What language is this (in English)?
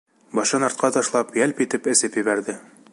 Bashkir